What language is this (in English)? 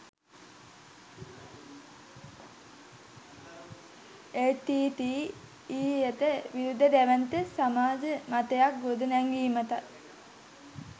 Sinhala